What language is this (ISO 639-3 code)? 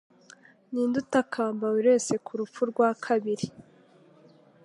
kin